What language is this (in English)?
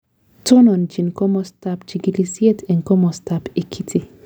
Kalenjin